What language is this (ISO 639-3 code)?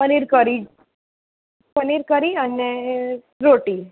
guj